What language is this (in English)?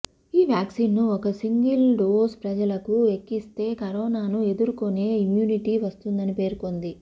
Telugu